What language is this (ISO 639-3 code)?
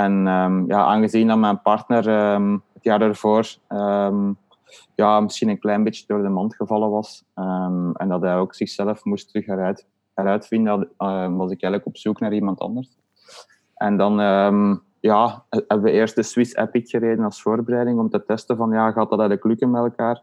nld